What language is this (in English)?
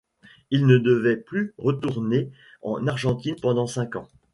French